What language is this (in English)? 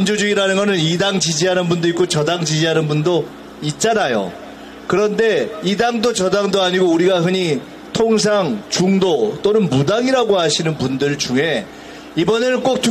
Korean